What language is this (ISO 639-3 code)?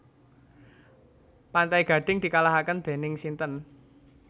jav